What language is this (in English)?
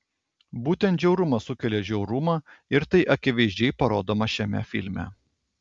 Lithuanian